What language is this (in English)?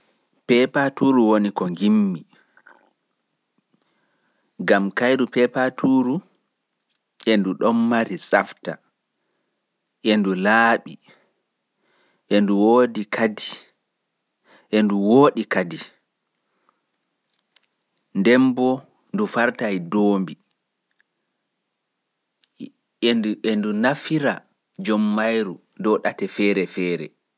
Pular